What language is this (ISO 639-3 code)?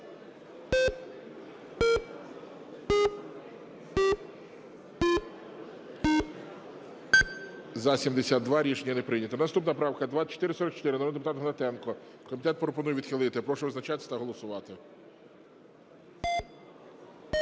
ukr